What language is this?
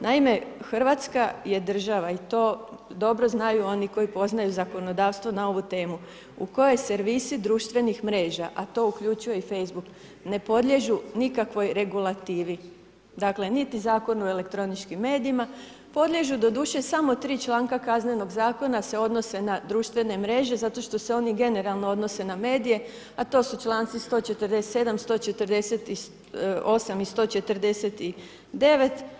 Croatian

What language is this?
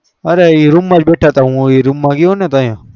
Gujarati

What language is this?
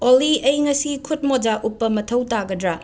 Manipuri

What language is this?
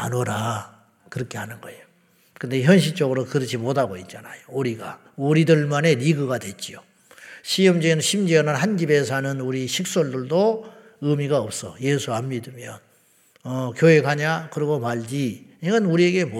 Korean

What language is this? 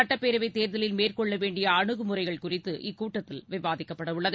Tamil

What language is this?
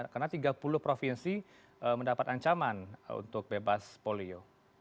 Indonesian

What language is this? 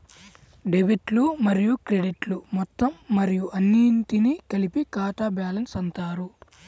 Telugu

